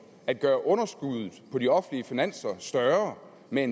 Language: Danish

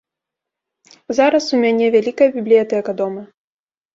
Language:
Belarusian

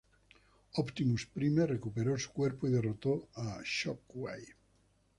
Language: Spanish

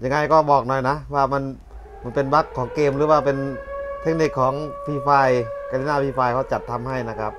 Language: Thai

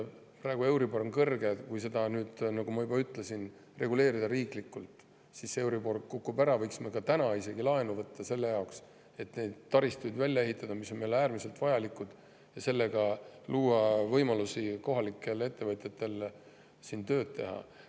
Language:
Estonian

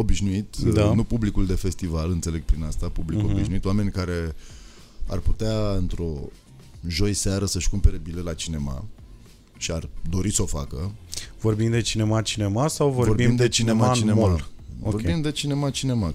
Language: Romanian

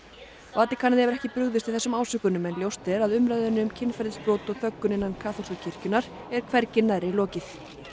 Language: Icelandic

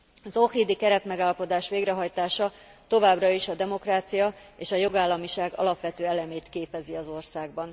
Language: Hungarian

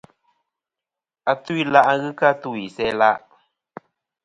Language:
Kom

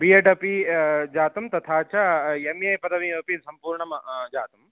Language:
Sanskrit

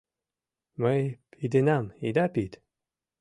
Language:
Mari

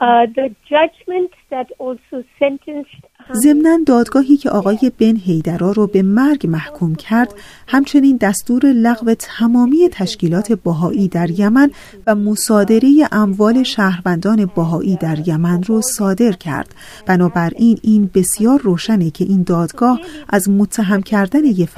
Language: Persian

